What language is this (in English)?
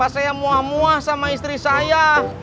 Indonesian